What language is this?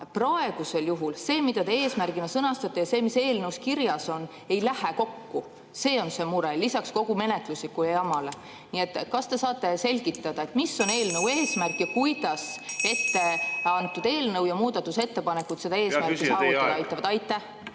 Estonian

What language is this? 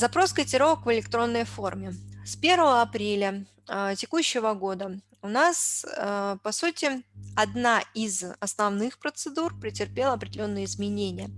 Russian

